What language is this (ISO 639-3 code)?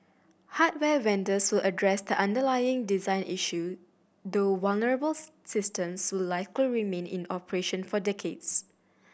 eng